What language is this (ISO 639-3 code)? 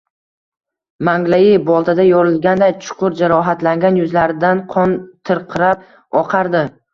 uzb